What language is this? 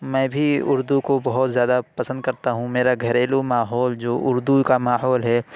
Urdu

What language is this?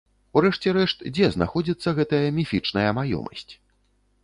Belarusian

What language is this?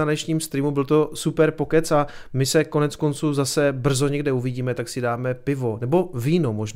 Czech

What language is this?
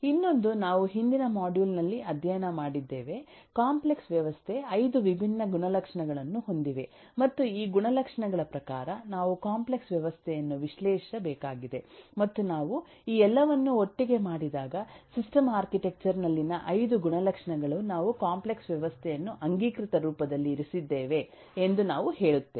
Kannada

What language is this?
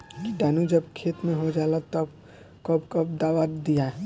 Bhojpuri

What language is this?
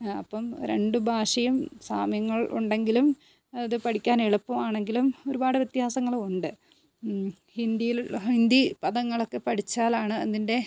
Malayalam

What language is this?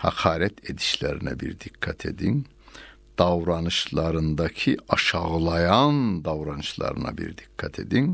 Turkish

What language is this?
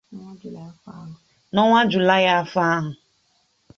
Igbo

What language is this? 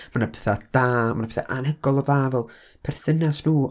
Welsh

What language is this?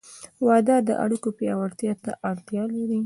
Pashto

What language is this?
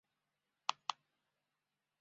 Chinese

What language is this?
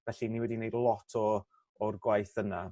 Welsh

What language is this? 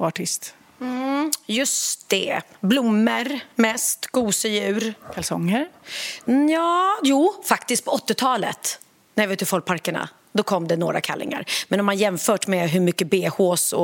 Swedish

